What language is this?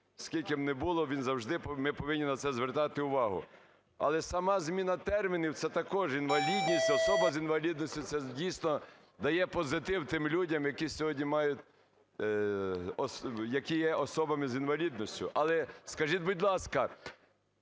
Ukrainian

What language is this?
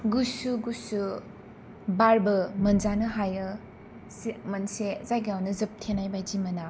Bodo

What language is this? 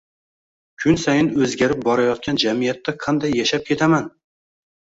Uzbek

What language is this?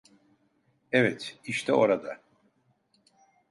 Turkish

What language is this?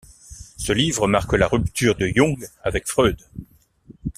French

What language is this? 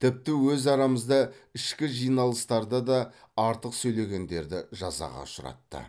Kazakh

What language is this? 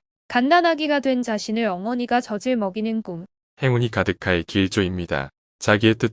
Korean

